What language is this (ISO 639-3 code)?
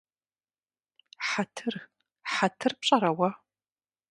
kbd